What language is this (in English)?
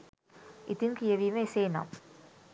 Sinhala